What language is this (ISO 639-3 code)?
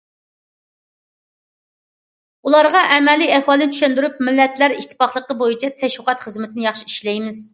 uig